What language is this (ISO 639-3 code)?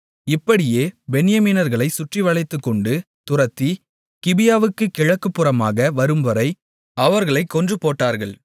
tam